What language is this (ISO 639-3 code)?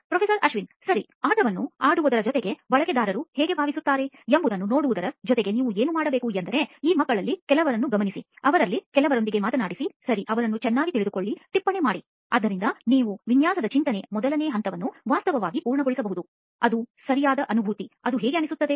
kan